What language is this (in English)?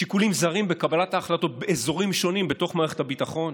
Hebrew